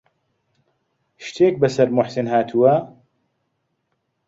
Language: Central Kurdish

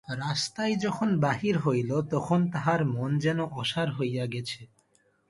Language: Bangla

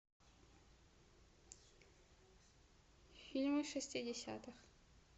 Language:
Russian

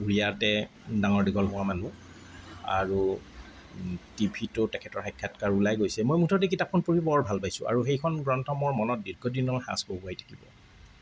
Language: Assamese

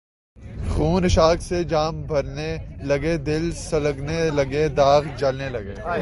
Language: Urdu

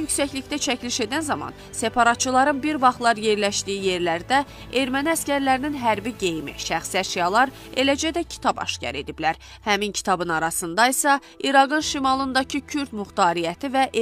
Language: Turkish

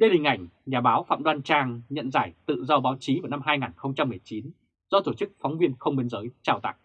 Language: Vietnamese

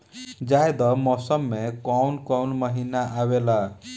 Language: Bhojpuri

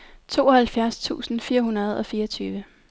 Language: Danish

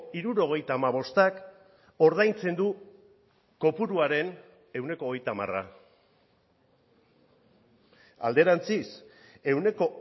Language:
Basque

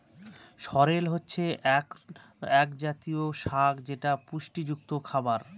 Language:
Bangla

